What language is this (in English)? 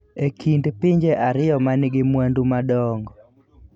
Luo (Kenya and Tanzania)